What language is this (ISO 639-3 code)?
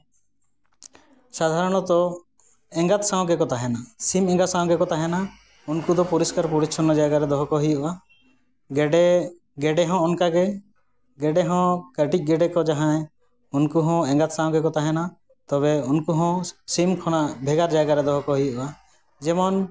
sat